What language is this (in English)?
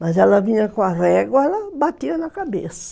Portuguese